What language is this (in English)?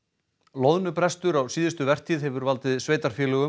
Icelandic